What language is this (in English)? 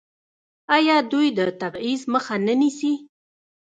Pashto